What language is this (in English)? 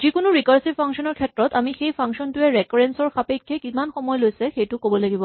Assamese